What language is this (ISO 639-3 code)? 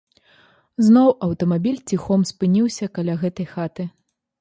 bel